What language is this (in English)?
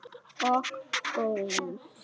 Icelandic